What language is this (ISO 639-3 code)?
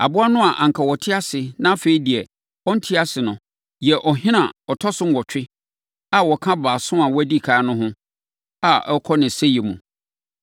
aka